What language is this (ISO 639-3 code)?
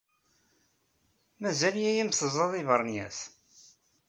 kab